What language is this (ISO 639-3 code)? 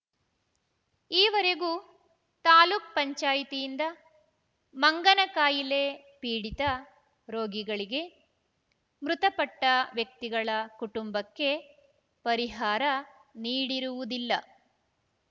kan